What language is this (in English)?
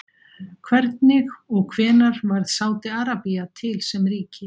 Icelandic